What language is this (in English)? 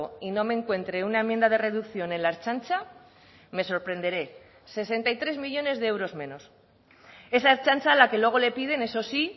Spanish